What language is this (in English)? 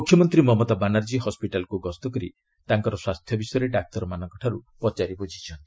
Odia